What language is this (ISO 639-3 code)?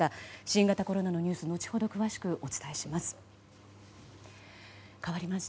jpn